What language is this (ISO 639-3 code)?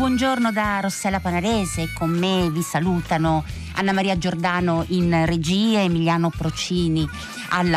ita